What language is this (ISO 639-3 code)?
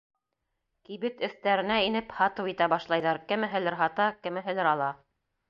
bak